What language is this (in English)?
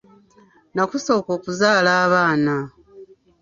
Ganda